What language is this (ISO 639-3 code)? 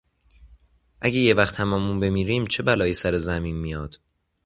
fas